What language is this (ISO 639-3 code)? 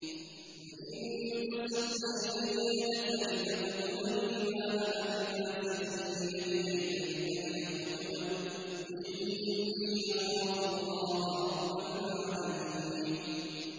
ara